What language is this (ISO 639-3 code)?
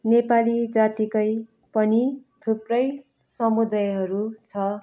nep